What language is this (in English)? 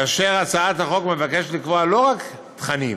Hebrew